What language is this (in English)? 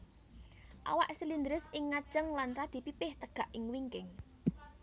Javanese